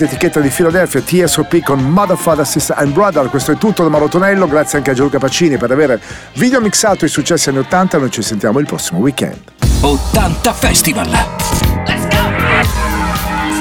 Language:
Italian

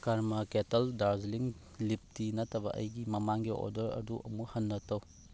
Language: Manipuri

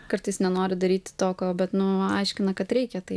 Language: Lithuanian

